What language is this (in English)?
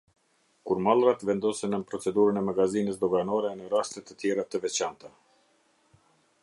Albanian